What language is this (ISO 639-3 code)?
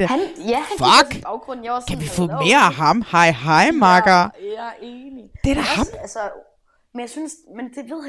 dan